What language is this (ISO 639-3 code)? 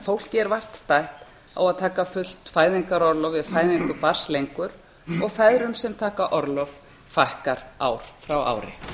isl